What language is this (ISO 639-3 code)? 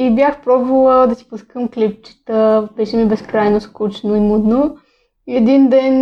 bul